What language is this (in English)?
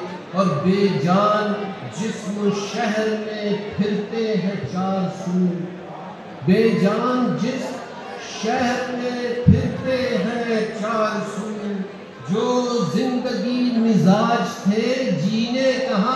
Romanian